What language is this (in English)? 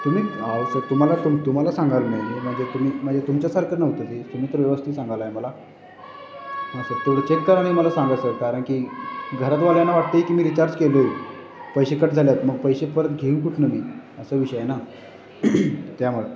Marathi